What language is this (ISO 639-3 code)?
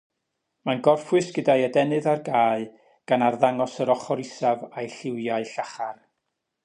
cym